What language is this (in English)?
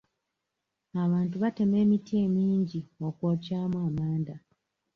Ganda